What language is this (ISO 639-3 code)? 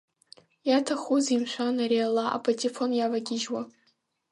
abk